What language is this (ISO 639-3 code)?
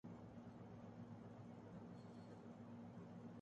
urd